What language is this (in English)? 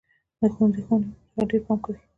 Pashto